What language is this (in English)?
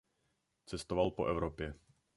Czech